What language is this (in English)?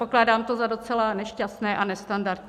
Czech